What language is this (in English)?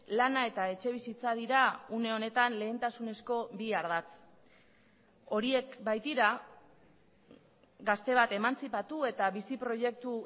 Basque